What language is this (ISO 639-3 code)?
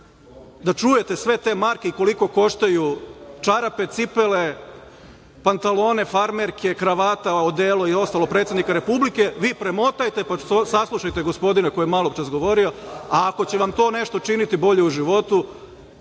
srp